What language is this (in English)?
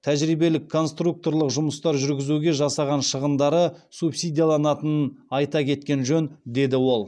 Kazakh